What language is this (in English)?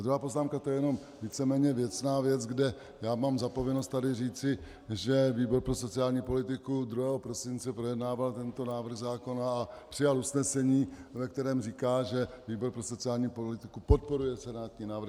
Czech